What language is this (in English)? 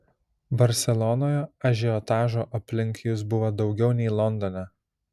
Lithuanian